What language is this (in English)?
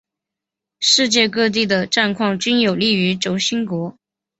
Chinese